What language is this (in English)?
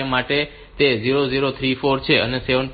Gujarati